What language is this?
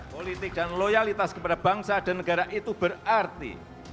Indonesian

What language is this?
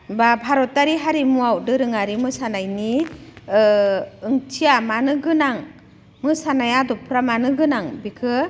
Bodo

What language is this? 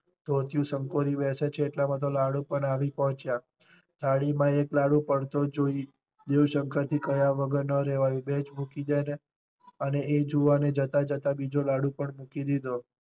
Gujarati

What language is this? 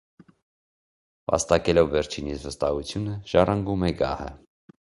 Armenian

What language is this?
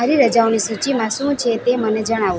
Gujarati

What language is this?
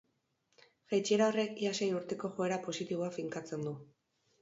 Basque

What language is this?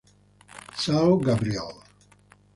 Italian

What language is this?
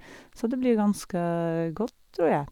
Norwegian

